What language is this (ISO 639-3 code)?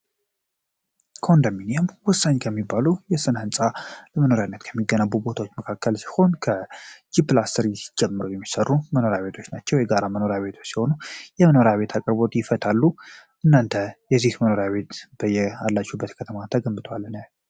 amh